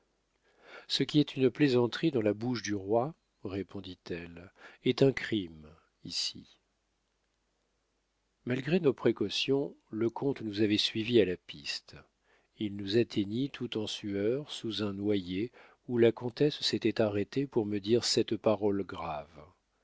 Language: French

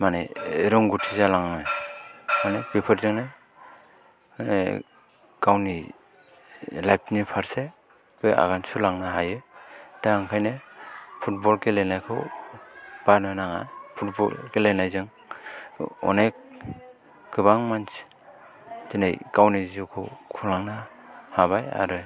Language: Bodo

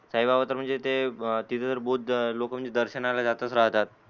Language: Marathi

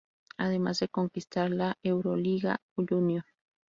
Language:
Spanish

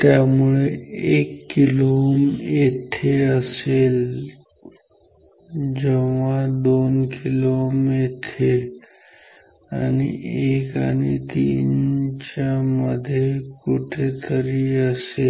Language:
Marathi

